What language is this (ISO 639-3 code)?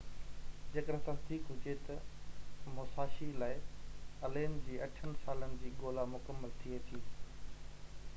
snd